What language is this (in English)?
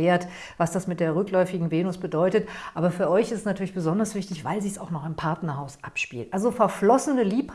German